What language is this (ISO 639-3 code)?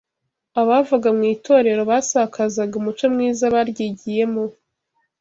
kin